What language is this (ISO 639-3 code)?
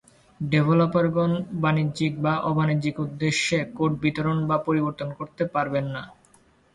ben